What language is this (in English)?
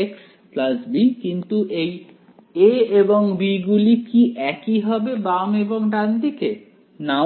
Bangla